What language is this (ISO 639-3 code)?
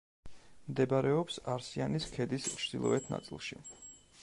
kat